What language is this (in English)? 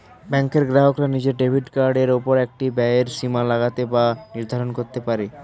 Bangla